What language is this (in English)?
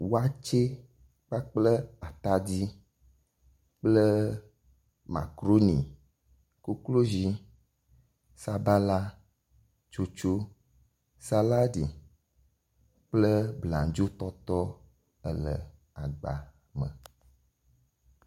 Ewe